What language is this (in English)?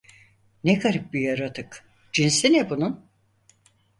Turkish